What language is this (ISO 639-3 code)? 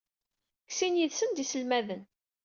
kab